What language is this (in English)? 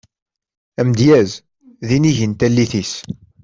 Kabyle